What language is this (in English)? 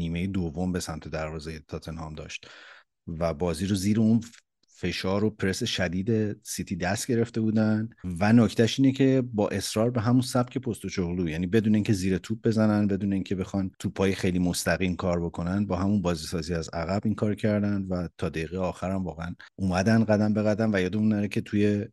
Persian